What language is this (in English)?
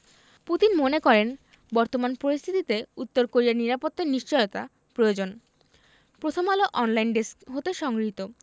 Bangla